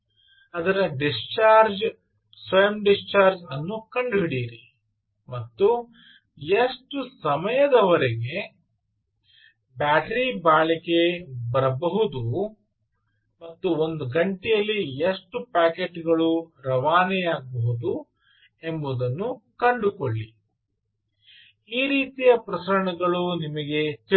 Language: Kannada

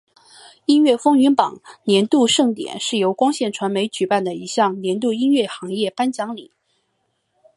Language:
Chinese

